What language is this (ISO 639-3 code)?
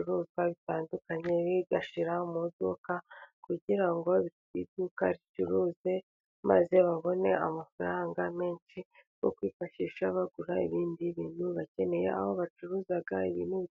kin